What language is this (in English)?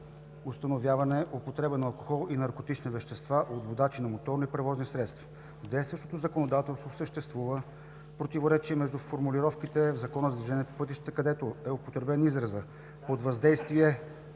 Bulgarian